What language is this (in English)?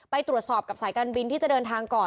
Thai